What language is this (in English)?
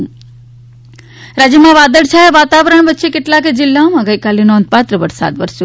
Gujarati